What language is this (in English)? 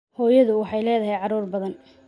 Somali